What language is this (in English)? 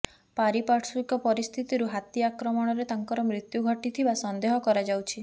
Odia